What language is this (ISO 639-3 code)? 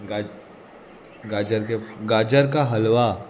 kok